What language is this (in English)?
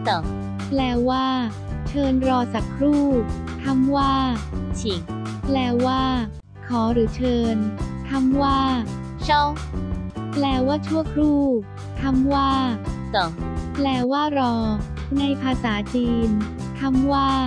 Thai